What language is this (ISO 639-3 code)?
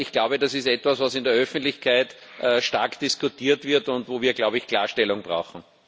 deu